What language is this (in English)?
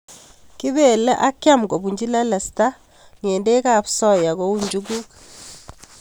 Kalenjin